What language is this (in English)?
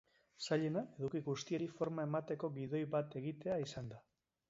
Basque